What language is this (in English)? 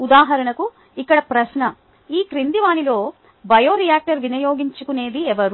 Telugu